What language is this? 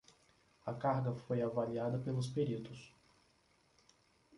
Portuguese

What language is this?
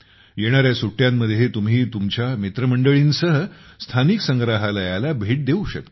Marathi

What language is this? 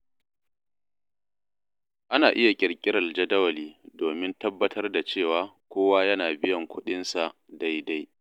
Hausa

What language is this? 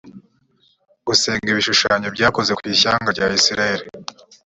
Kinyarwanda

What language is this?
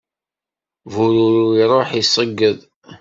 Kabyle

